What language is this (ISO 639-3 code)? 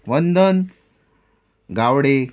kok